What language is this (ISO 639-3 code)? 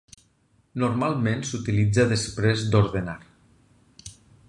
cat